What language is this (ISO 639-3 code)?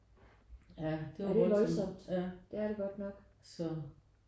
dan